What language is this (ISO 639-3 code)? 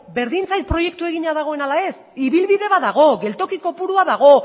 eus